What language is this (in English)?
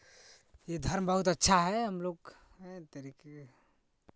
Hindi